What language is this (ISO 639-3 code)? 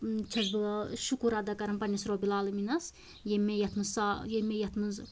kas